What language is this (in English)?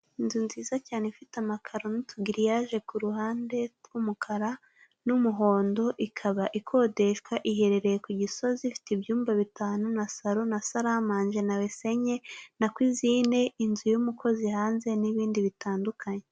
Kinyarwanda